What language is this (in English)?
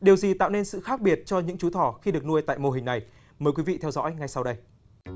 Vietnamese